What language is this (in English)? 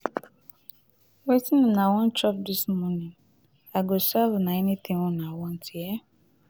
Nigerian Pidgin